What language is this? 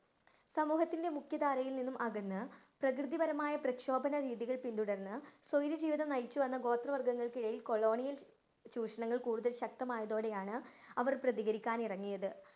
Malayalam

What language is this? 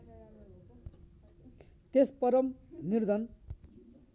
Nepali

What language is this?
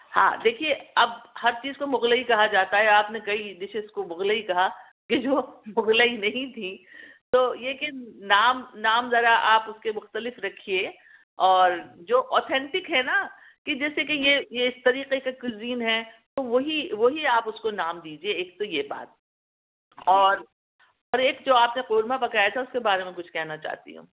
Urdu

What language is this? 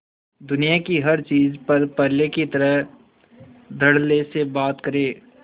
Hindi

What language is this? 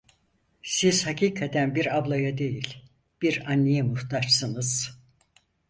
Turkish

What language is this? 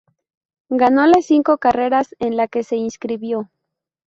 Spanish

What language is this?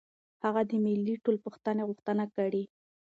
Pashto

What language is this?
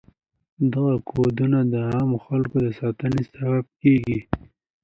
Pashto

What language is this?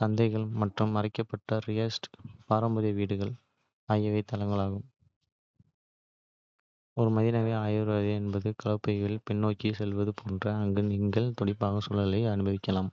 Kota (India)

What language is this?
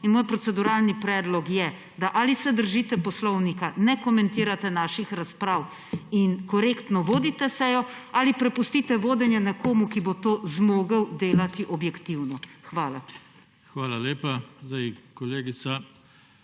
Slovenian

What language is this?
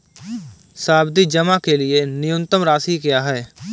Hindi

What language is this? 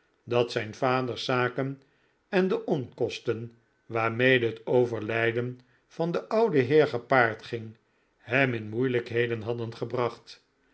Dutch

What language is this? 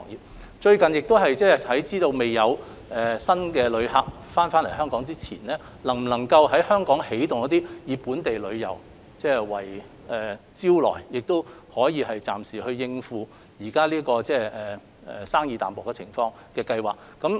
Cantonese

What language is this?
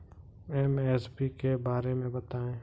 Hindi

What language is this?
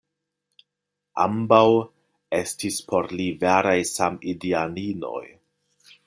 Esperanto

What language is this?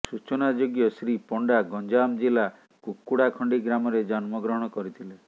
Odia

